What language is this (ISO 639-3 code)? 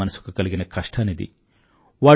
tel